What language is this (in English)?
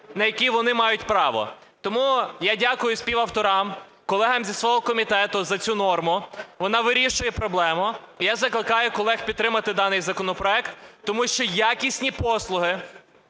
Ukrainian